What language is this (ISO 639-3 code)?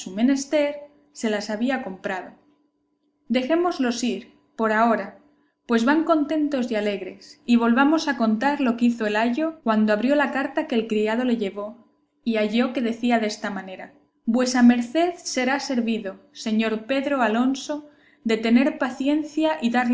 spa